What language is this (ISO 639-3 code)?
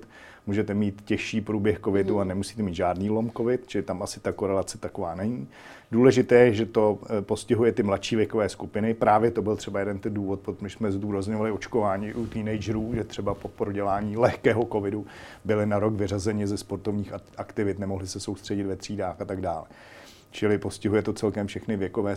ces